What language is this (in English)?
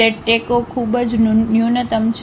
Gujarati